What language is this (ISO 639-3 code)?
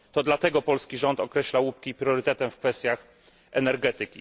pol